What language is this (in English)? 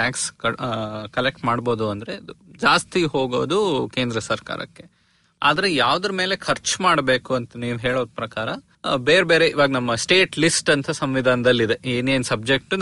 Kannada